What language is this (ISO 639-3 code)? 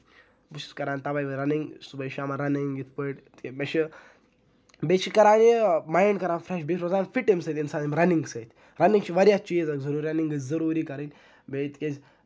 kas